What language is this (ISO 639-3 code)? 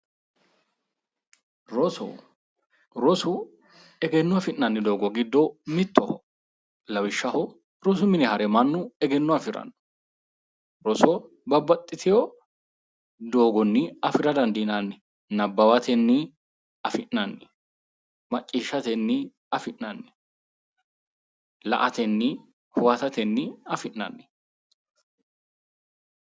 sid